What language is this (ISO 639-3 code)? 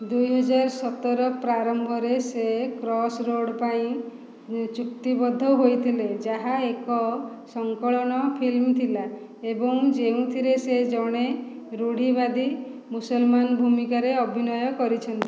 ori